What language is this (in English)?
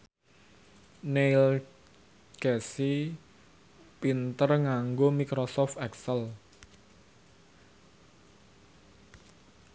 Javanese